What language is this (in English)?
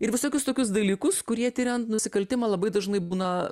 Lithuanian